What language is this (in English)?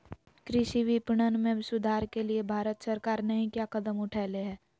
Magahi